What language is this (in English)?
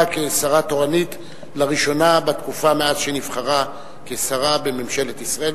Hebrew